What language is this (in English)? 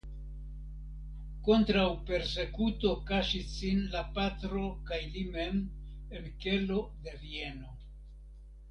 Esperanto